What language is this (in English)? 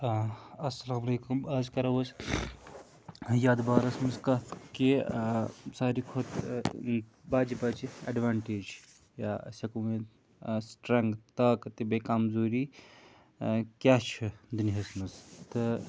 Kashmiri